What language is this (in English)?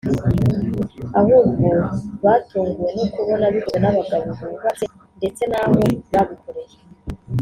Kinyarwanda